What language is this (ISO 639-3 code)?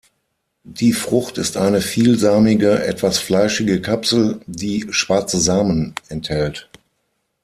deu